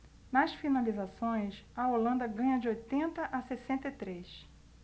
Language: Portuguese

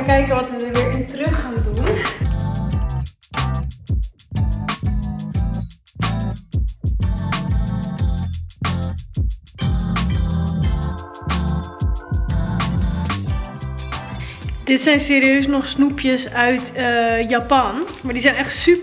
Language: Dutch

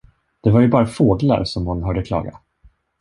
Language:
Swedish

